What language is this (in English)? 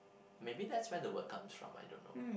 English